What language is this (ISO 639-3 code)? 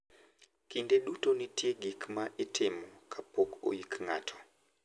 luo